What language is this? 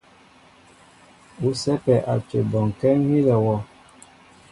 Mbo (Cameroon)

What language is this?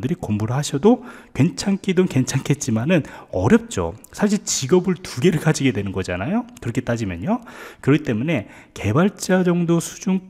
Korean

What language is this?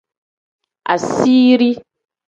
Tem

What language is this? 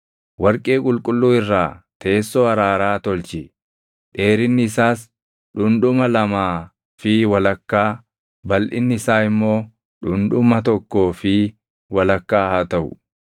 Oromo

